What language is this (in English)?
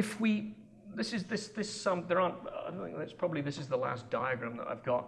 English